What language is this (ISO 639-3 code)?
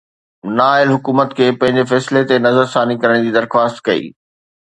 snd